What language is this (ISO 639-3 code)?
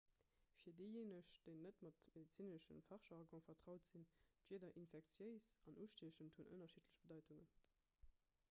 ltz